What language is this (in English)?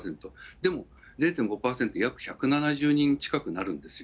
Japanese